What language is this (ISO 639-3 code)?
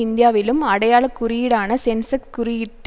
tam